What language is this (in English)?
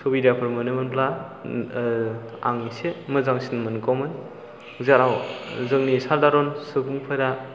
Bodo